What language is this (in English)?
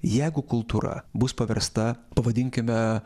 Lithuanian